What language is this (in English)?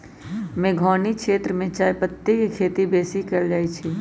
Magahi